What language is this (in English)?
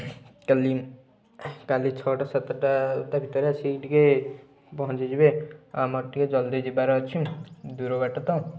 Odia